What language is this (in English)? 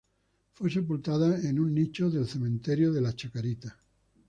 Spanish